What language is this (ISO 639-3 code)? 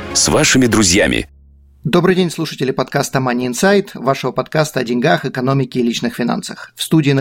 rus